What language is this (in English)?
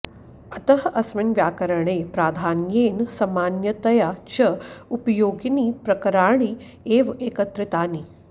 Sanskrit